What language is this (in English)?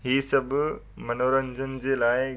Sindhi